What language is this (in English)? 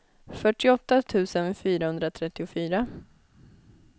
Swedish